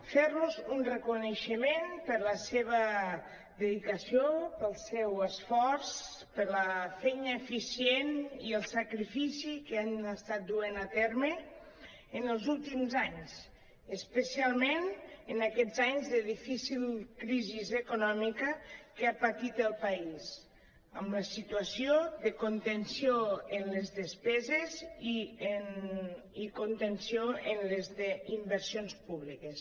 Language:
Catalan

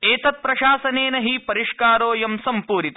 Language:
Sanskrit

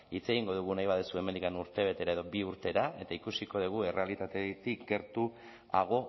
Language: Basque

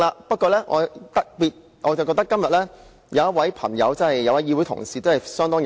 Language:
Cantonese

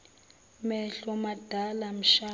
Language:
Zulu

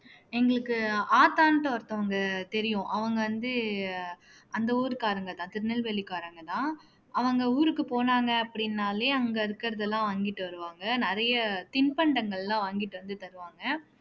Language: Tamil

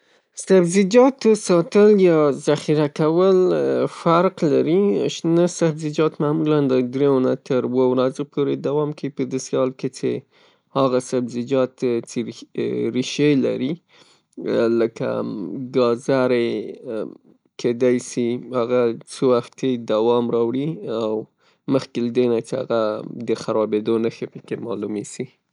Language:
Pashto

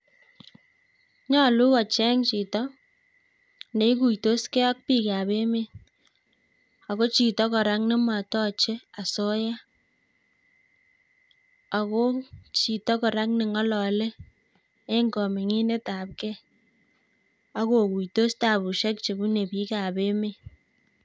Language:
Kalenjin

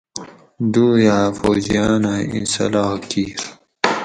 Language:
Gawri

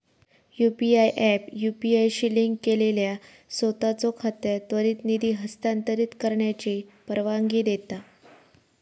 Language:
Marathi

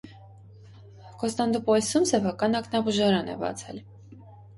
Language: Armenian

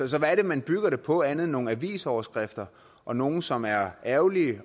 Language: Danish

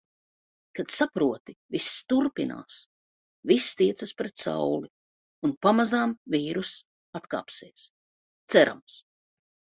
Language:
Latvian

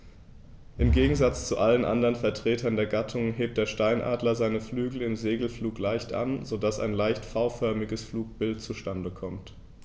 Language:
German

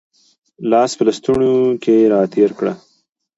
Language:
Pashto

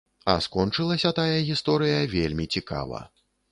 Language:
Belarusian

